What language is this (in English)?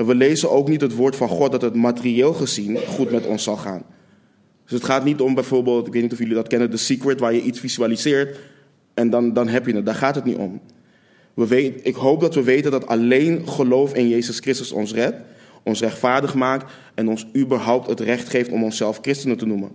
Dutch